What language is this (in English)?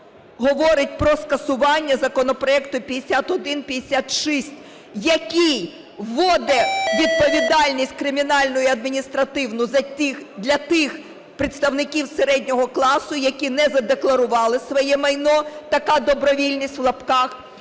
Ukrainian